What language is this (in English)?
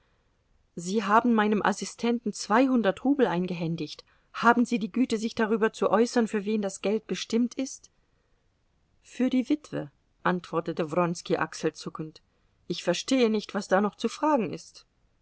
German